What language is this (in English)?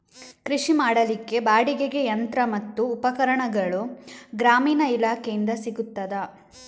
Kannada